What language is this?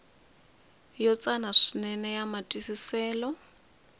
Tsonga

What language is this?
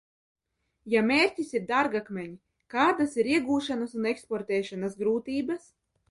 Latvian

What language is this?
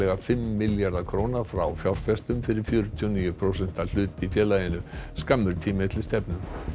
Icelandic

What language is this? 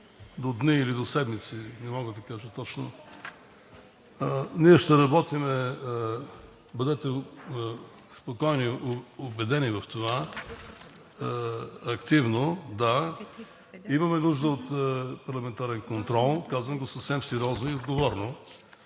Bulgarian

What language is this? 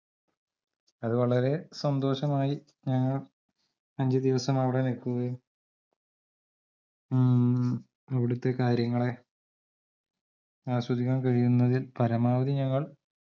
Malayalam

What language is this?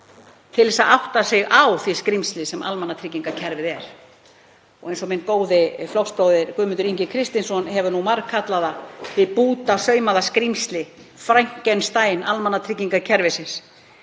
Icelandic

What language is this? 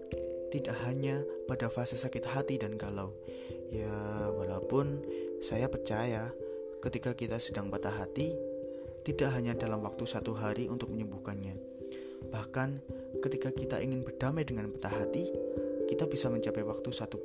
Indonesian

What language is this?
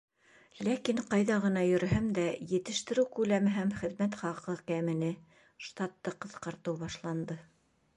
Bashkir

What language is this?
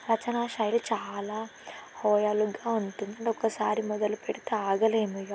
Telugu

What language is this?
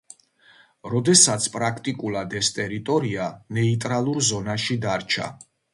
Georgian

